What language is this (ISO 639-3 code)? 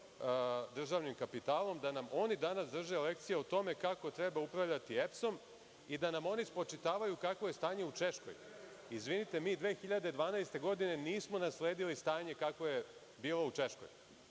srp